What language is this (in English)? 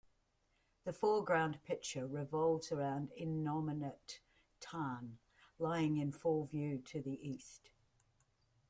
English